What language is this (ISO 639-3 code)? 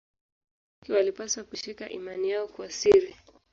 swa